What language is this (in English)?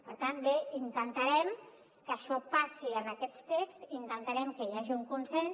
Catalan